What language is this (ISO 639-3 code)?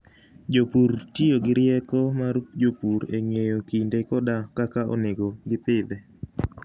luo